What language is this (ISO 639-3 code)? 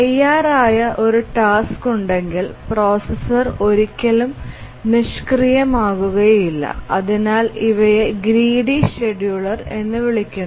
mal